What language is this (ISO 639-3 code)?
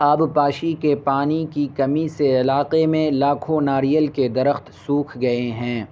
urd